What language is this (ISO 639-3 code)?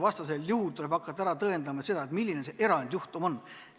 est